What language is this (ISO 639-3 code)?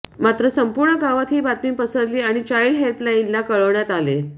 mar